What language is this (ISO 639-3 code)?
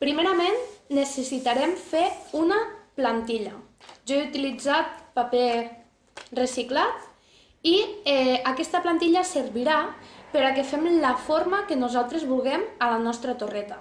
cat